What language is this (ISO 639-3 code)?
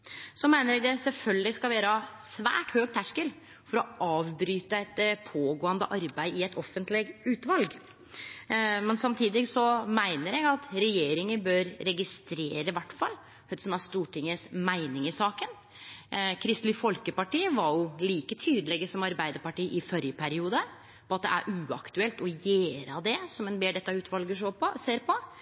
nno